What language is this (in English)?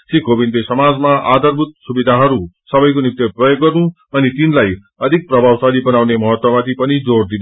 Nepali